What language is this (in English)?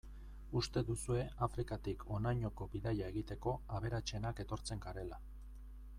Basque